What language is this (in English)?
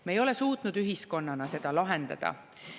Estonian